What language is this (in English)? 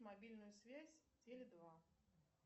Russian